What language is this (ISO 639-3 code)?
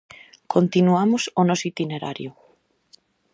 glg